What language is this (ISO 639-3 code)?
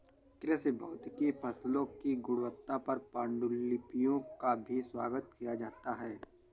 hin